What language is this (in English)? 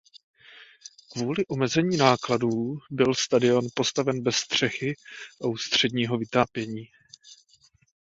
Czech